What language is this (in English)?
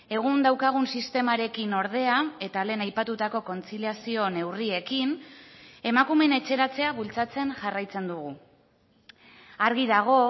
Basque